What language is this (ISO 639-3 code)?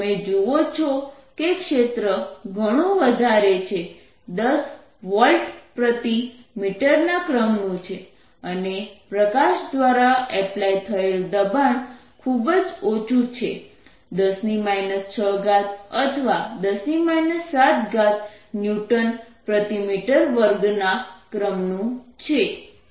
guj